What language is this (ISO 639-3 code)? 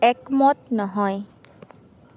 asm